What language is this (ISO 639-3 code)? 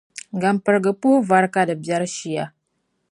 dag